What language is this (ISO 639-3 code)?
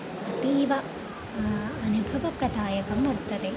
san